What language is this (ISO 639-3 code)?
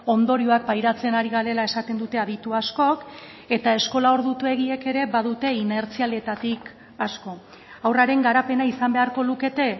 eus